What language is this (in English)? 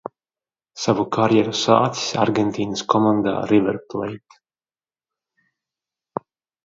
Latvian